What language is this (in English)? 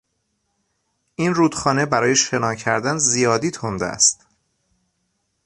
Persian